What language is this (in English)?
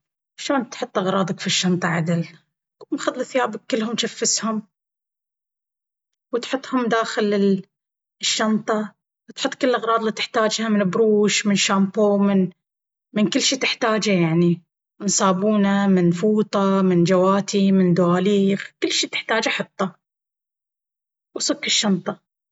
Baharna Arabic